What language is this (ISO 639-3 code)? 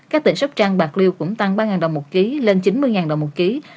vie